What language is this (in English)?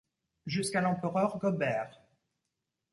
French